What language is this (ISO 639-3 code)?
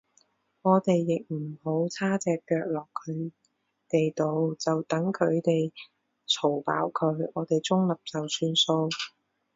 yue